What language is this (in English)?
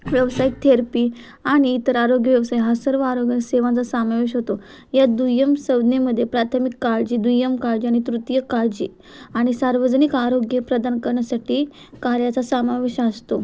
Marathi